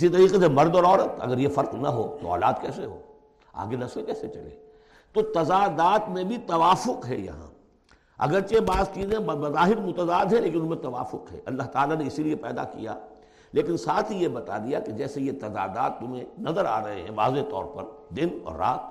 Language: Urdu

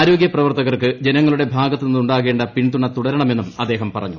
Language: Malayalam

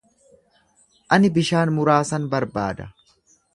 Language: Oromo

